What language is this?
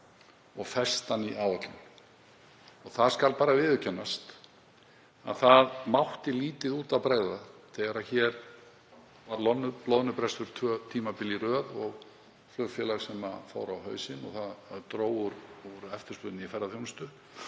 Icelandic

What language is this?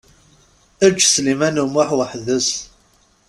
Kabyle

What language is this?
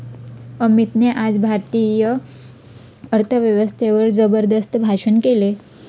Marathi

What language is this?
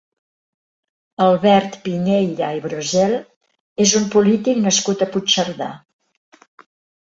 Catalan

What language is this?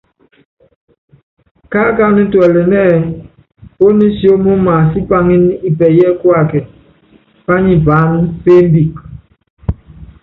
Yangben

